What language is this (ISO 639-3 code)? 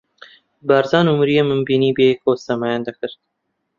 ckb